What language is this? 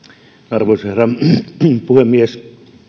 Finnish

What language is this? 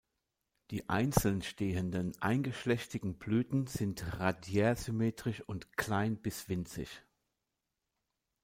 German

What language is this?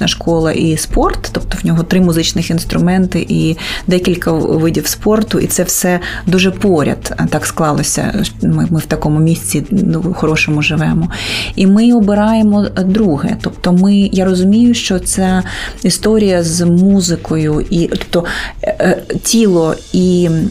Ukrainian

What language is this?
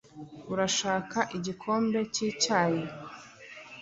Kinyarwanda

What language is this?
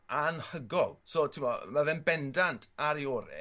Welsh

